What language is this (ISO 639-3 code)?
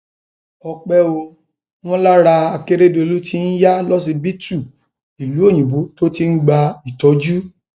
yor